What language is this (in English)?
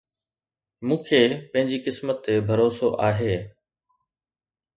Sindhi